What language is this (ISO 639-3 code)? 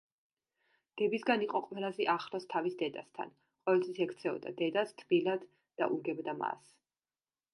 kat